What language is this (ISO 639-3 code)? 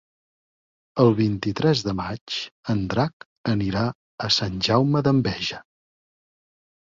cat